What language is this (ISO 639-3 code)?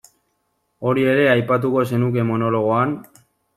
eus